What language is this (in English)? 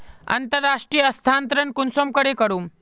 Magahi